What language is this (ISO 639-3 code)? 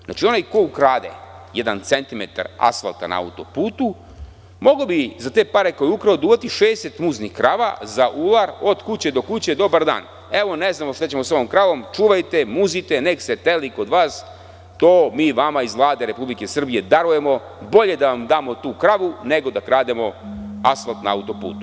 srp